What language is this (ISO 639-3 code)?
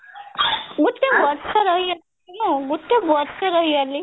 ori